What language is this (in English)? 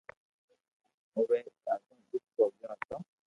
Loarki